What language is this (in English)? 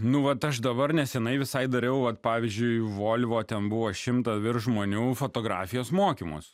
Lithuanian